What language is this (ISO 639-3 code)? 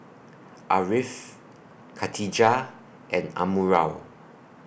eng